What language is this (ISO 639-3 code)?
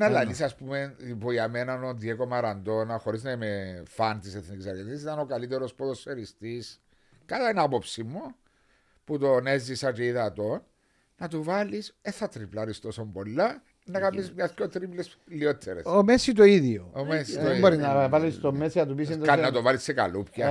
ell